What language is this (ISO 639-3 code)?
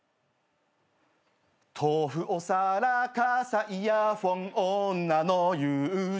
jpn